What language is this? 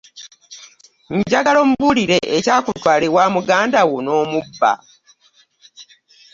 Ganda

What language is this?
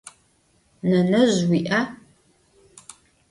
Adyghe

